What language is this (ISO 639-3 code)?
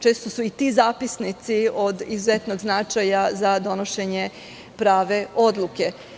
srp